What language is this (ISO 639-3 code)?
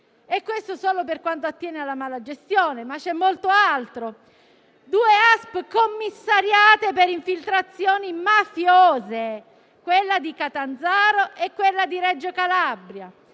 ita